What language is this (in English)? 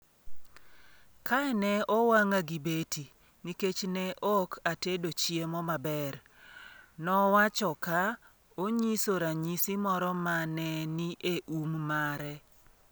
Luo (Kenya and Tanzania)